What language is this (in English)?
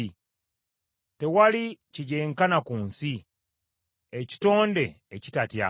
Ganda